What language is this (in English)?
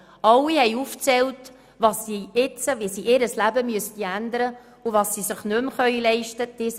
Swiss German